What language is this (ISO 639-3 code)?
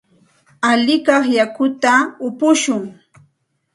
qxt